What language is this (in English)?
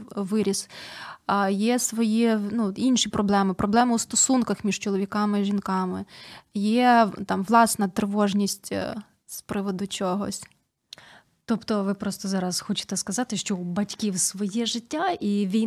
Ukrainian